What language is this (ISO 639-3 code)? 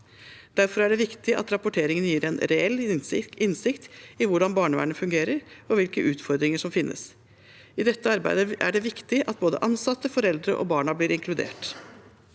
nor